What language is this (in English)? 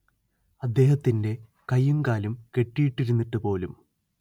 Malayalam